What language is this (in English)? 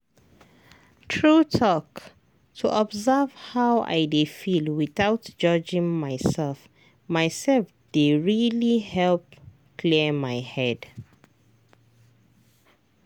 Nigerian Pidgin